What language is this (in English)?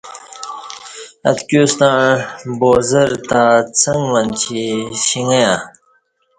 Kati